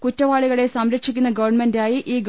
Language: Malayalam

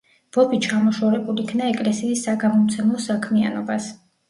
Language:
Georgian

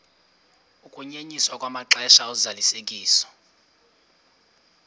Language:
Xhosa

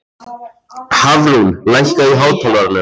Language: Icelandic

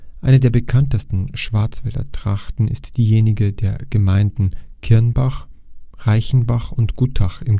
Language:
German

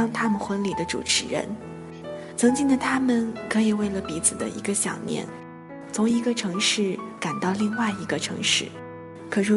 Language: Chinese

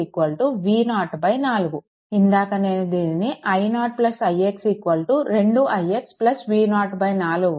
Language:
Telugu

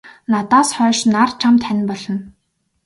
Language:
Mongolian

